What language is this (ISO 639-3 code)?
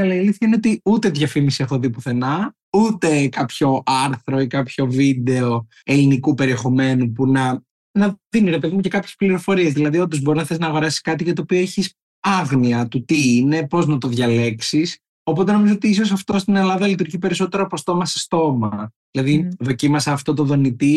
ell